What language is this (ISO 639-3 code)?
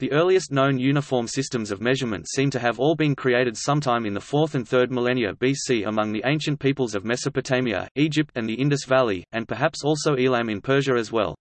eng